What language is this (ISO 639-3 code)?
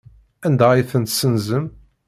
kab